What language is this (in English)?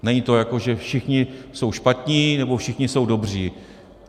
Czech